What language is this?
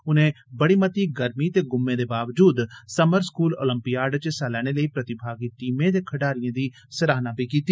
Dogri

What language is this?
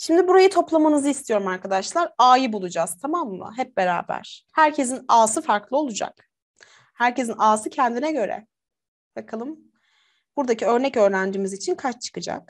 Turkish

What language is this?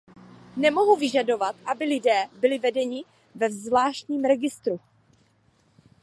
Czech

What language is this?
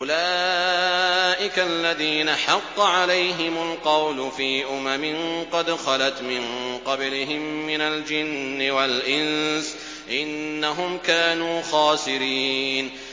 Arabic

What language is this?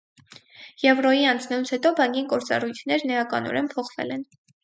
Armenian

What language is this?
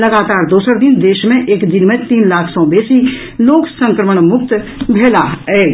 Maithili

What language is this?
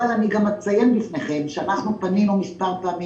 Hebrew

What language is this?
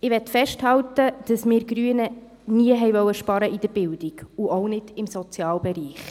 Swiss German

